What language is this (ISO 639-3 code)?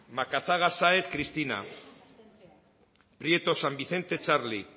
eus